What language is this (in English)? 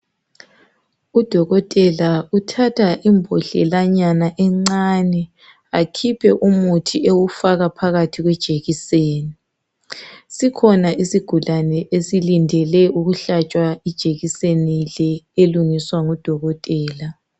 North Ndebele